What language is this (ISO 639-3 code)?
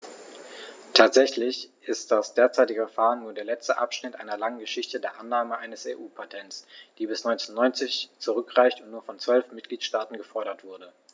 deu